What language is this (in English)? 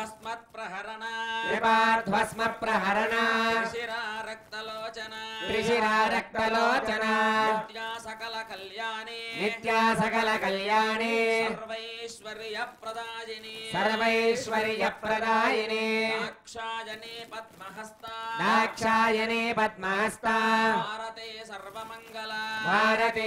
Indonesian